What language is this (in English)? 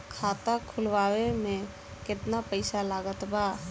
Bhojpuri